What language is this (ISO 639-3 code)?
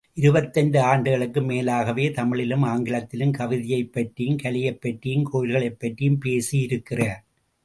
tam